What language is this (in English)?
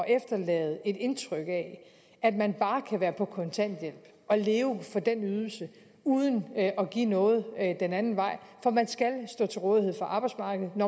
Danish